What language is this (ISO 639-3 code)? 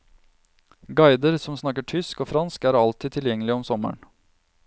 nor